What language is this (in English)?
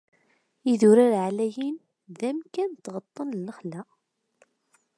Kabyle